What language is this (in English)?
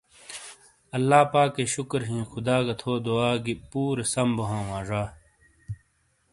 Shina